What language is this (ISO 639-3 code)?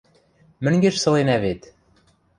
mrj